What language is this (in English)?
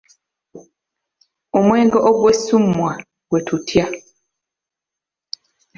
Ganda